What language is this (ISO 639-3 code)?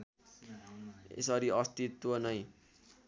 nep